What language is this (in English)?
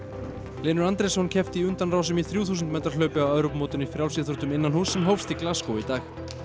Icelandic